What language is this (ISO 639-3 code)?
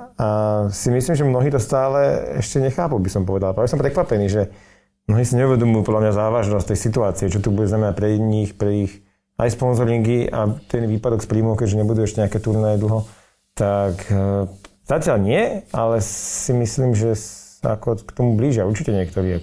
slk